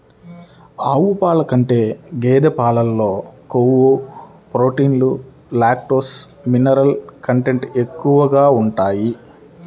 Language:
Telugu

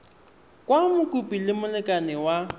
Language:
Tswana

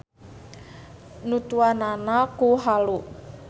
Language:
Sundanese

